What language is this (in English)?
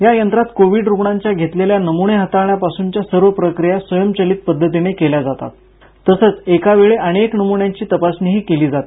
Marathi